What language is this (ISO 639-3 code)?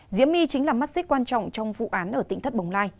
vie